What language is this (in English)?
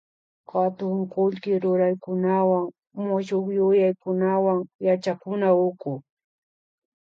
Imbabura Highland Quichua